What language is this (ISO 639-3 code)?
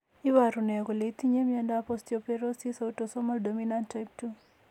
kln